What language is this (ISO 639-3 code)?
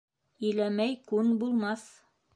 bak